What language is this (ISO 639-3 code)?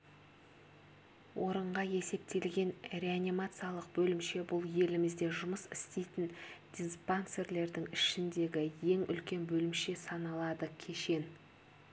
kaz